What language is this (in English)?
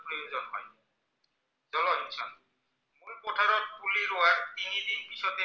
Assamese